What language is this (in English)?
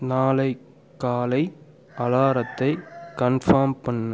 Tamil